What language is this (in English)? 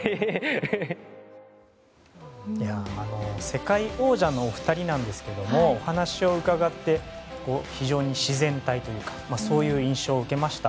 Japanese